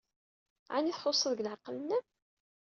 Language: Kabyle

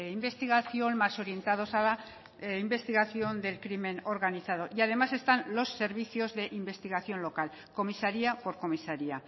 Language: Spanish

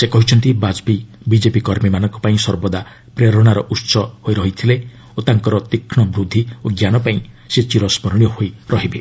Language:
Odia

